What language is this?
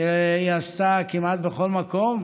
Hebrew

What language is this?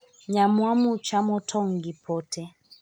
Luo (Kenya and Tanzania)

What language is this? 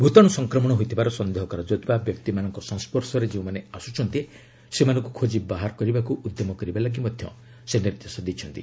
Odia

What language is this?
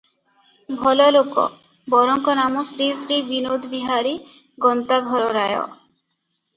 Odia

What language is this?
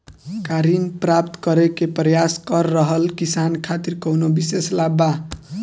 Bhojpuri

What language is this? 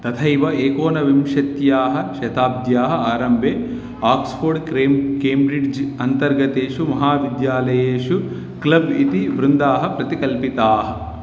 Sanskrit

